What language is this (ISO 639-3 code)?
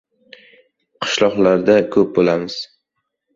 uzb